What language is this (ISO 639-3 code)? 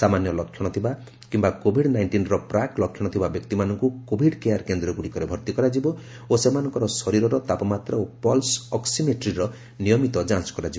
ori